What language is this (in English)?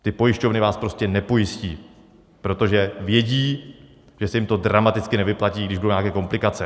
Czech